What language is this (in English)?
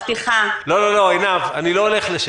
Hebrew